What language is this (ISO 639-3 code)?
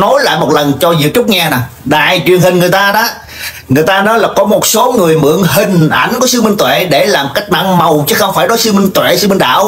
vie